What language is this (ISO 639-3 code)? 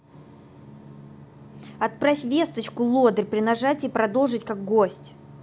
rus